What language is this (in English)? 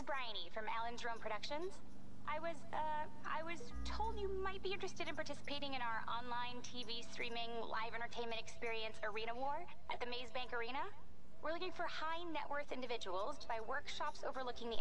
Dutch